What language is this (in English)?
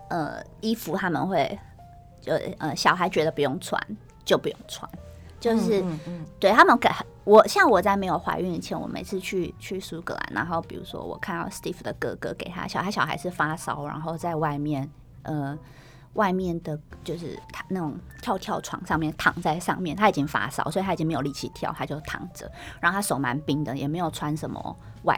Chinese